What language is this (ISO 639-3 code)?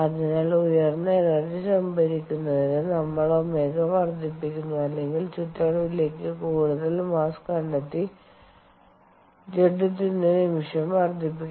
mal